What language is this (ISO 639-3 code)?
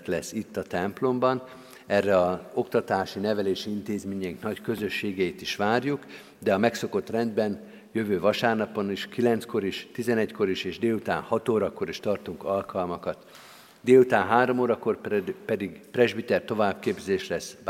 hun